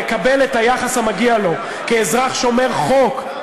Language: Hebrew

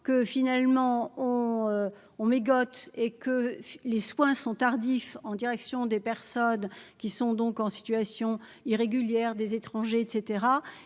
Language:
French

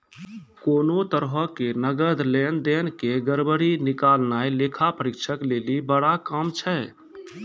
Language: Maithili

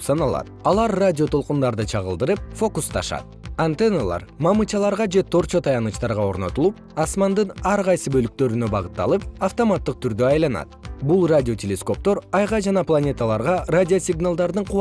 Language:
Kyrgyz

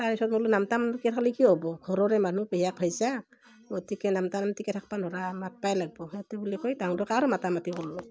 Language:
Assamese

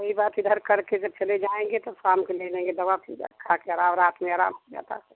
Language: Hindi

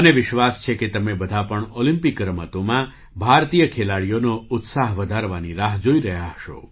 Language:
Gujarati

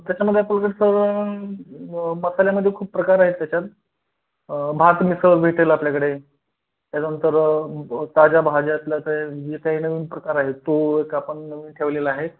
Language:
Marathi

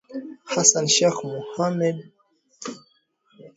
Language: Swahili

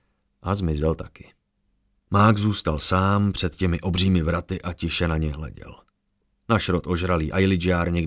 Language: Czech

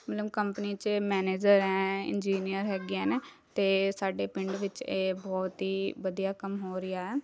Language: Punjabi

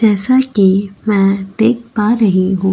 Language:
Hindi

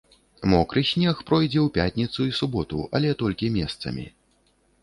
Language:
Belarusian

